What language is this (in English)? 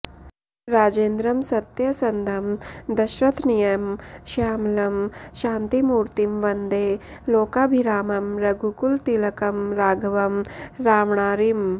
Sanskrit